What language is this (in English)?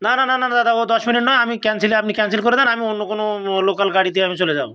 Bangla